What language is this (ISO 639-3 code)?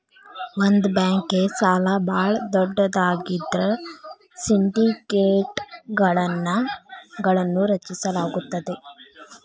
kan